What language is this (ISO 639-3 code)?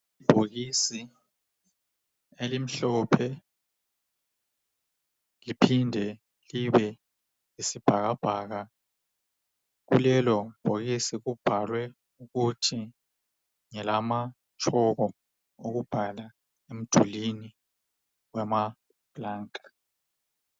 nde